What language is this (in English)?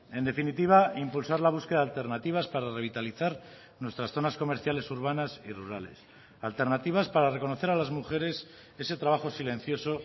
Spanish